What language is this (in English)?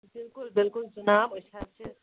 Kashmiri